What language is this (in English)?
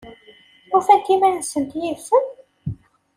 Kabyle